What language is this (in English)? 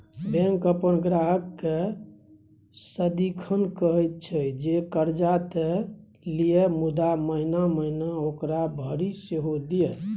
Maithili